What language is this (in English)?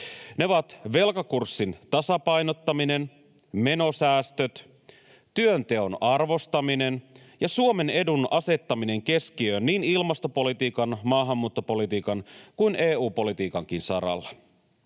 Finnish